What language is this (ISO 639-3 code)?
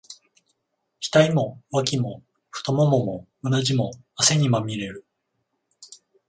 jpn